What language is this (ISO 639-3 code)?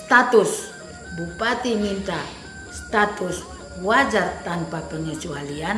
ind